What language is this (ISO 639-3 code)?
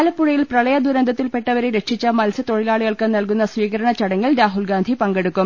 mal